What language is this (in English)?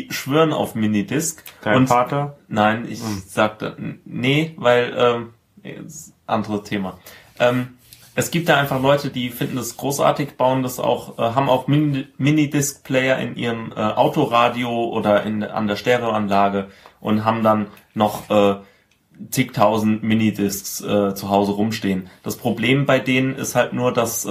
German